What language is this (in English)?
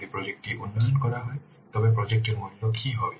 Bangla